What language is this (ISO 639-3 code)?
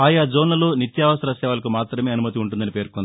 tel